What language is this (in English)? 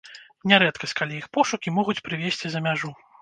Belarusian